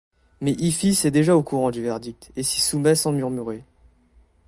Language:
French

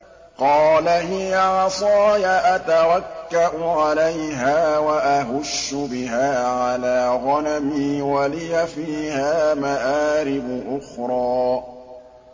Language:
Arabic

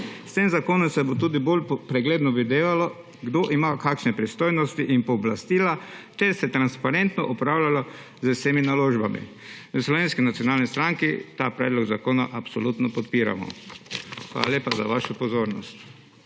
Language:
Slovenian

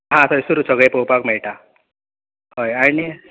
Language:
Konkani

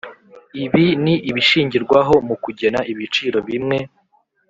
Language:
Kinyarwanda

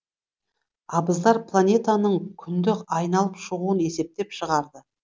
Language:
Kazakh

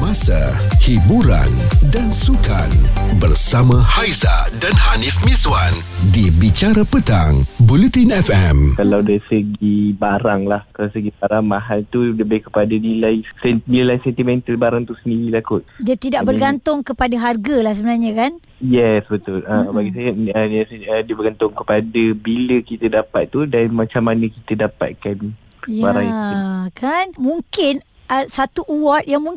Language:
Malay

